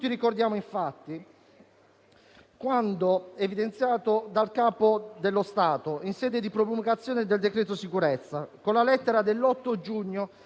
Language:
Italian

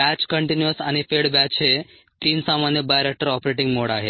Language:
Marathi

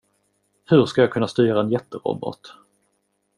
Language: Swedish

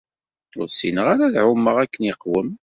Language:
Kabyle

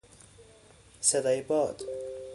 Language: Persian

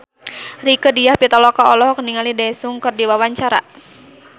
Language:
Sundanese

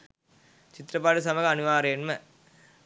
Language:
Sinhala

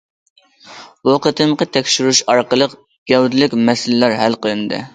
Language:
Uyghur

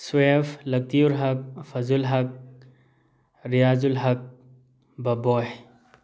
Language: Manipuri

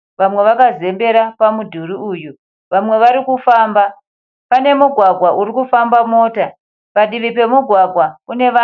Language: Shona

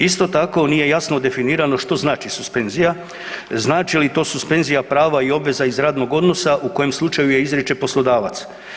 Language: Croatian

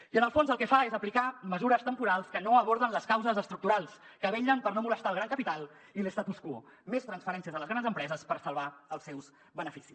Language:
Catalan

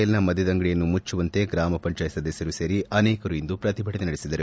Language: Kannada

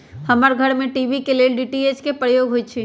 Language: Magahi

